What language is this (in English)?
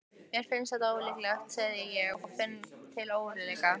Icelandic